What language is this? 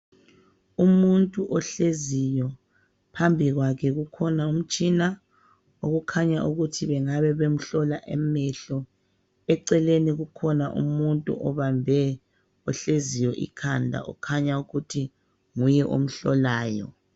North Ndebele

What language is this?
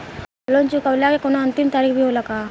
Bhojpuri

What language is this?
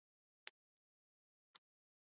Chinese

